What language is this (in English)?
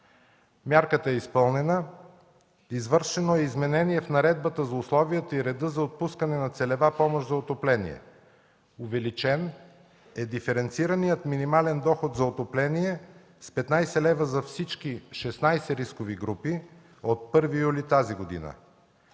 Bulgarian